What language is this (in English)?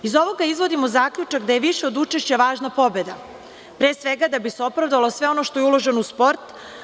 Serbian